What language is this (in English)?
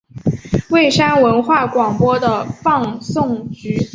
Chinese